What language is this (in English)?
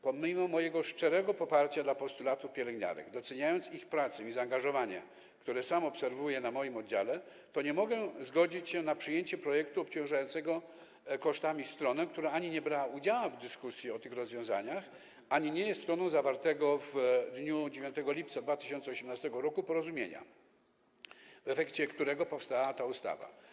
Polish